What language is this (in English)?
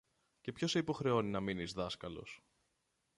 Greek